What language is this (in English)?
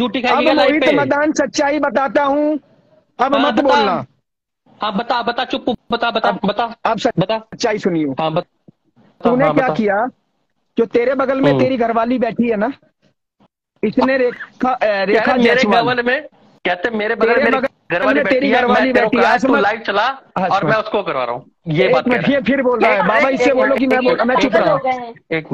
Hindi